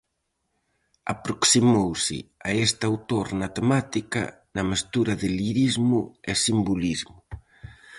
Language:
Galician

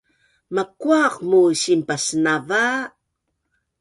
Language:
Bunun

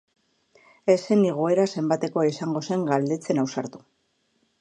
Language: Basque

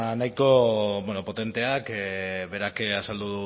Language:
Basque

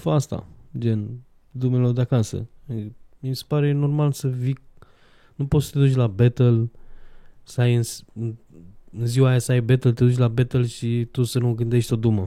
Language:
Romanian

